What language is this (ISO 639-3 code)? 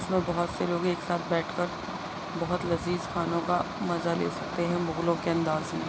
urd